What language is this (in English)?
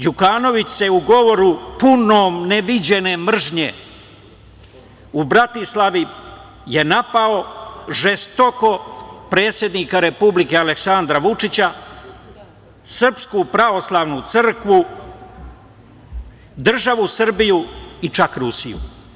Serbian